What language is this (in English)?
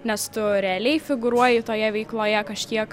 Lithuanian